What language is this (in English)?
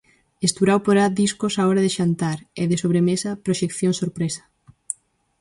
Galician